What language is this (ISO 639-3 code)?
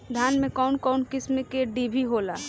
bho